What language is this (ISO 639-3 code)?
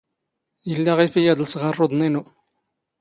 zgh